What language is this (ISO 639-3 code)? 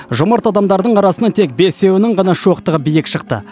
kaz